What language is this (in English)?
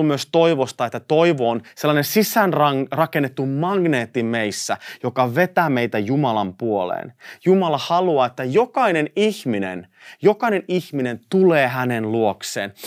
Finnish